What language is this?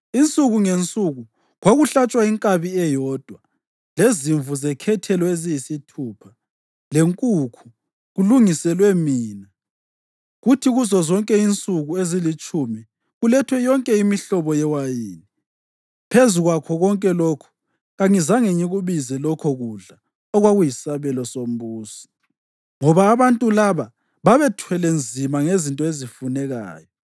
North Ndebele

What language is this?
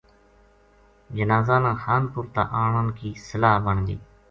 Gujari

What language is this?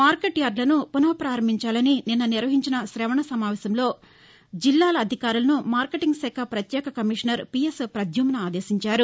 Telugu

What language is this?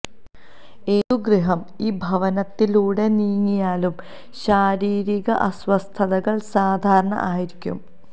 Malayalam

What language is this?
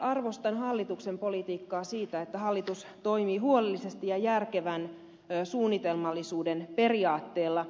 Finnish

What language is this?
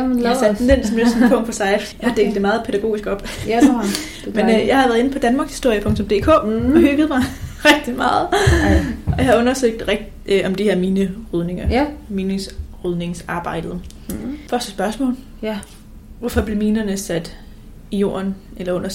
Danish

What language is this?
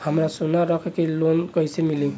Bhojpuri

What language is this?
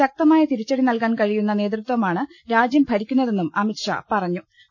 Malayalam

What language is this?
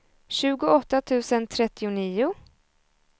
Swedish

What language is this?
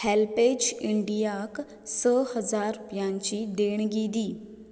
Konkani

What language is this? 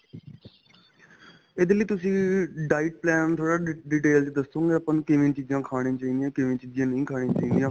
Punjabi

